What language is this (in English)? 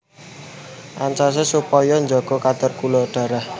Javanese